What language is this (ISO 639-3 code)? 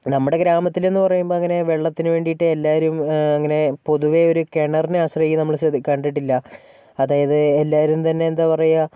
mal